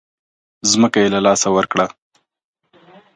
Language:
Pashto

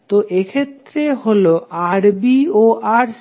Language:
Bangla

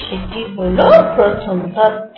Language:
Bangla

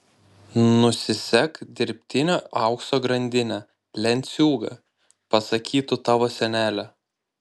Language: Lithuanian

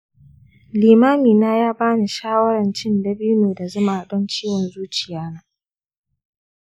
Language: Hausa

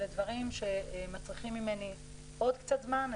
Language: Hebrew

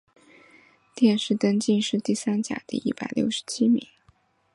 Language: Chinese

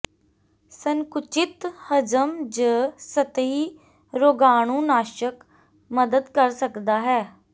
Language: Punjabi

